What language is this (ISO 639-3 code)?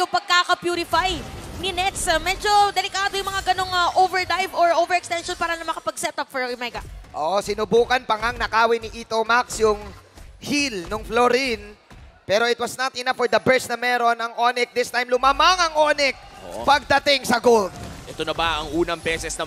fil